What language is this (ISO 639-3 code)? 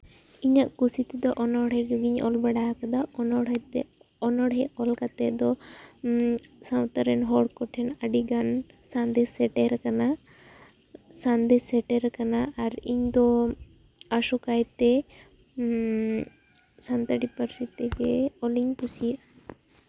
sat